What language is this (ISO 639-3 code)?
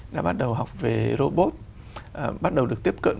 vie